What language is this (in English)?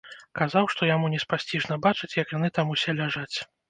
Belarusian